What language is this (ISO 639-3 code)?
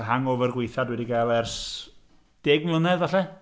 cym